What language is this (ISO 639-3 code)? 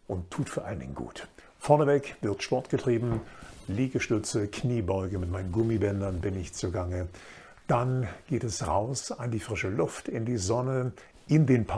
deu